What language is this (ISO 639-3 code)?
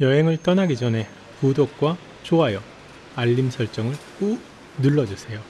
kor